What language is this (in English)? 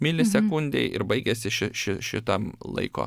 Lithuanian